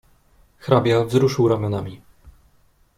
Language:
Polish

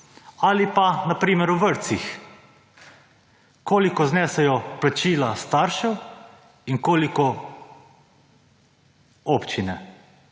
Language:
Slovenian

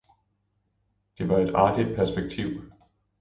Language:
Danish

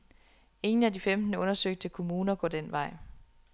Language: Danish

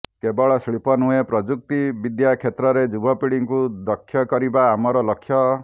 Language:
Odia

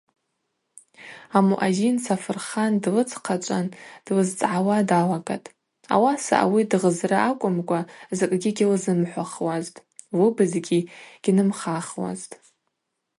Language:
Abaza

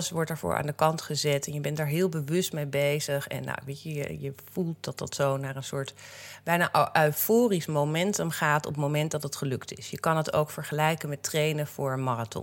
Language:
Dutch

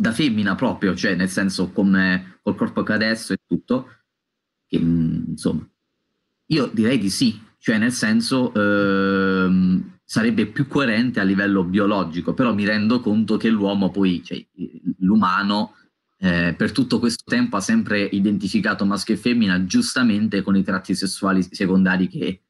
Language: Italian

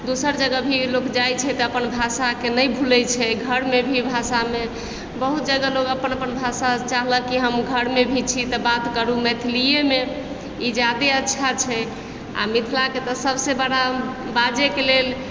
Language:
Maithili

